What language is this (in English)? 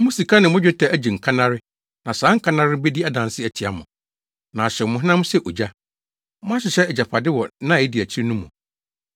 Akan